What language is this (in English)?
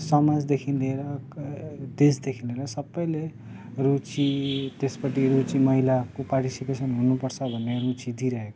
Nepali